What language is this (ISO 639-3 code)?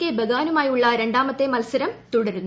mal